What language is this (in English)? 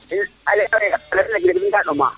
Serer